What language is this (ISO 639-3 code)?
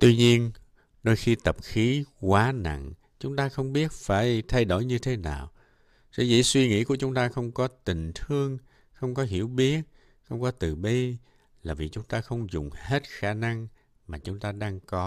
vie